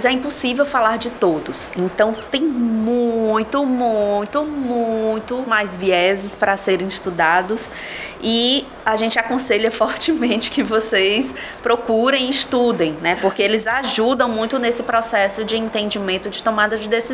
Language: Portuguese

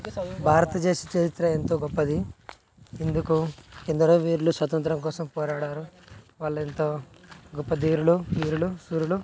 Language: Telugu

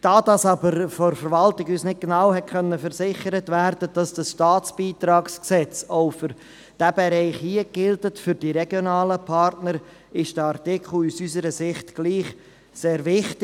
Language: Swiss German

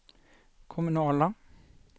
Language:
Swedish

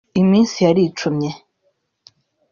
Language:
Kinyarwanda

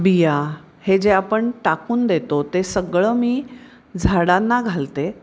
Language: Marathi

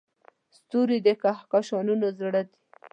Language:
Pashto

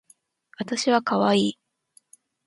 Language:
Japanese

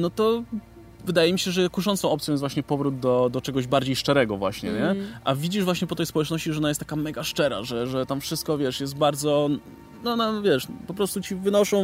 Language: Polish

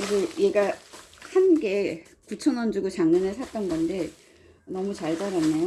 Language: Korean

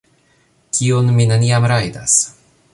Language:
Esperanto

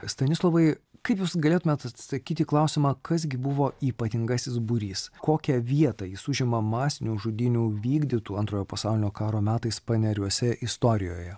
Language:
Lithuanian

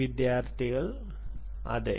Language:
Malayalam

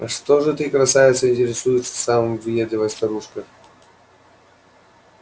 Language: Russian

